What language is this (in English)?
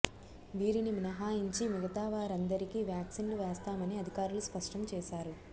Telugu